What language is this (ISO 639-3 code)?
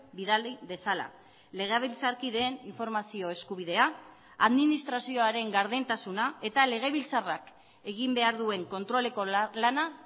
eus